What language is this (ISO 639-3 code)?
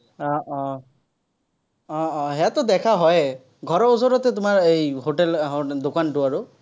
asm